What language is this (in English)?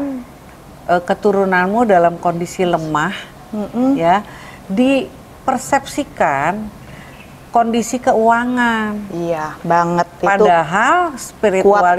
Indonesian